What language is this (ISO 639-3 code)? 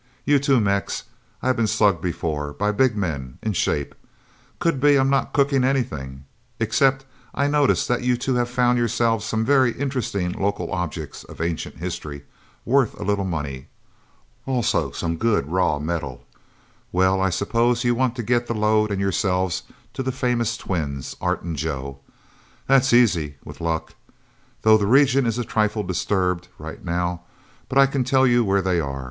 eng